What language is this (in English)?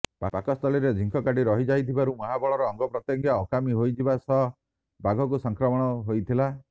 Odia